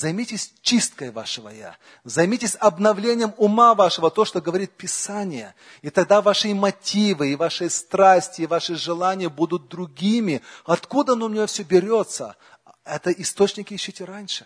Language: Russian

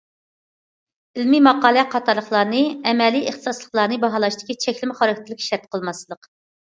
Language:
Uyghur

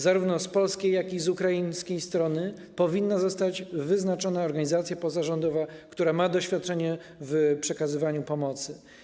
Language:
Polish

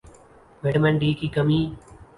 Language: Urdu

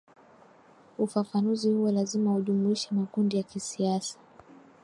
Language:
Swahili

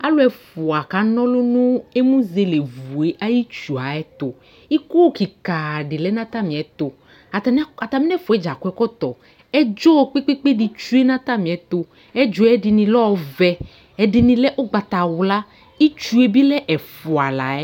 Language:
Ikposo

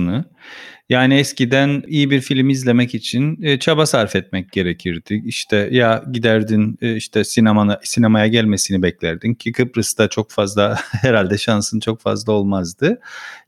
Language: Turkish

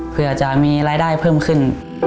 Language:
Thai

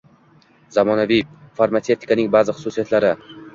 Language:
Uzbek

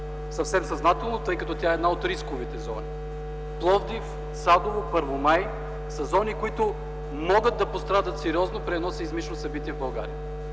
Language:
Bulgarian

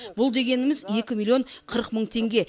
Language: Kazakh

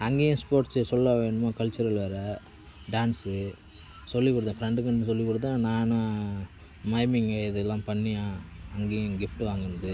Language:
Tamil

